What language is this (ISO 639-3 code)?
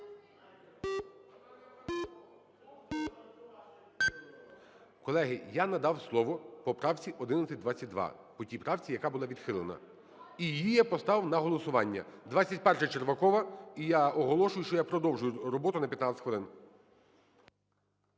ukr